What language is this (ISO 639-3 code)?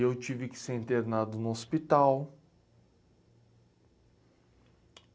por